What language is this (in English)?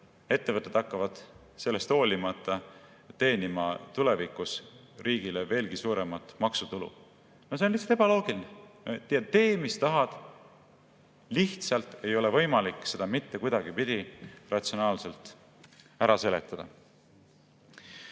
Estonian